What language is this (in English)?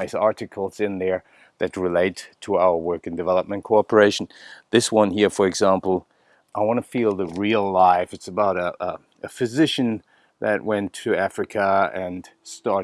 English